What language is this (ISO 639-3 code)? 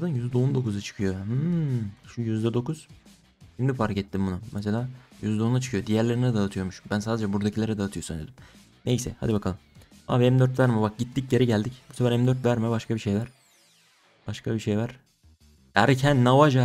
tur